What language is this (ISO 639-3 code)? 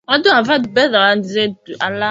swa